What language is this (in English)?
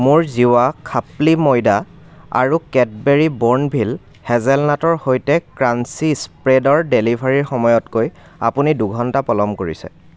Assamese